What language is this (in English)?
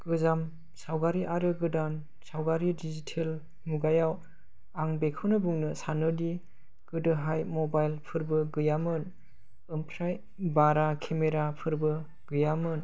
Bodo